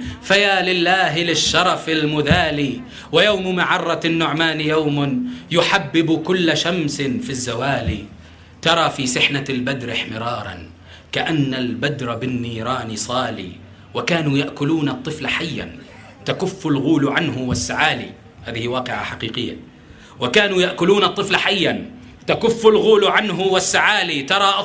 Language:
Arabic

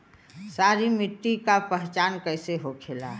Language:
Bhojpuri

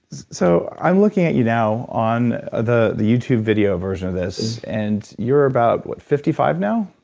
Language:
English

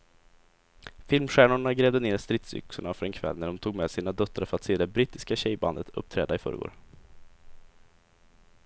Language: Swedish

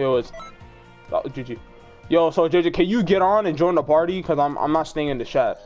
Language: English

